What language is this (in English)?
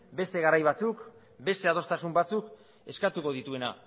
Basque